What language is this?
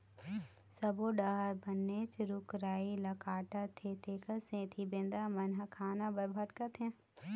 Chhattisgarhi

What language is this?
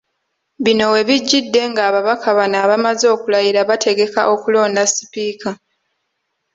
Ganda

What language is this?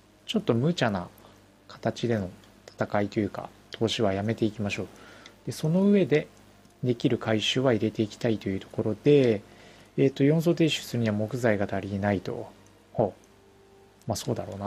Japanese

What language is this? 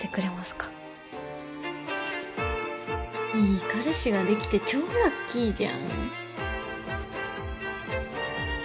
Japanese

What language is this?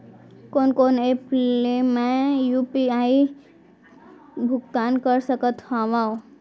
Chhattisgarhi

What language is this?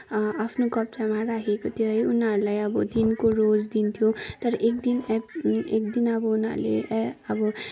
Nepali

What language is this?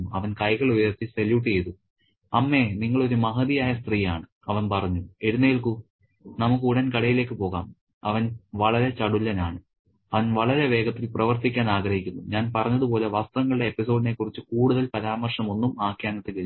Malayalam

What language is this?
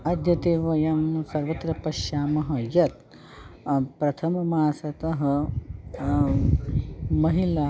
Sanskrit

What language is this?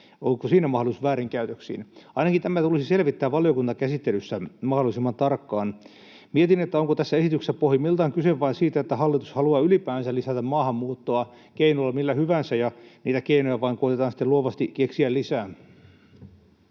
Finnish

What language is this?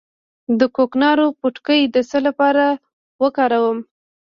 Pashto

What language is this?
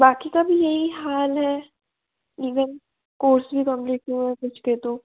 Hindi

